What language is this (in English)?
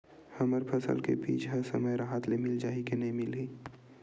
Chhattisgarhi